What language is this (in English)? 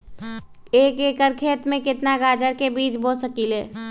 Magahi